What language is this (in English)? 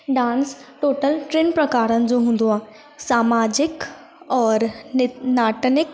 Sindhi